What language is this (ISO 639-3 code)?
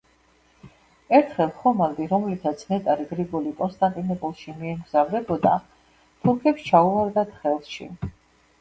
kat